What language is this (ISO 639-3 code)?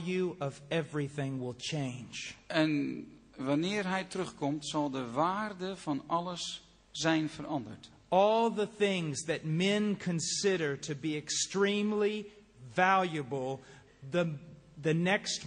nld